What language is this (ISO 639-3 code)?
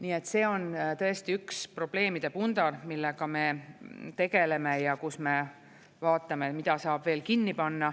est